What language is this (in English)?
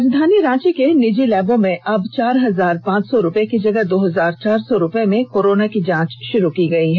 Hindi